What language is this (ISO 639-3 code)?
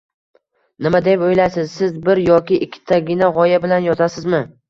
uzb